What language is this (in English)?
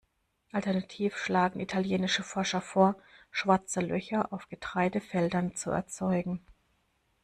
German